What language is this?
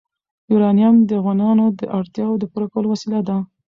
Pashto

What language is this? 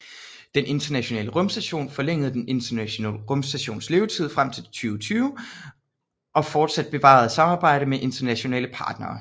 Danish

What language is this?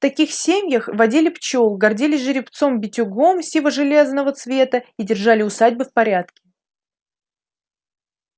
Russian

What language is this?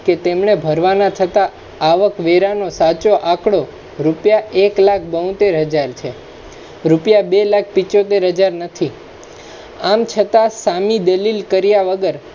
Gujarati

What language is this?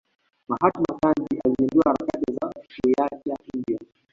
Swahili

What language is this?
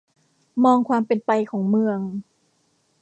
Thai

